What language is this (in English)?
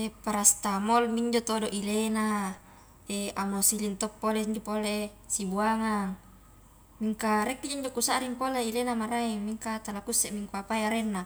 Highland Konjo